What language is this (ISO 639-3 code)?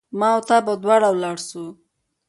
pus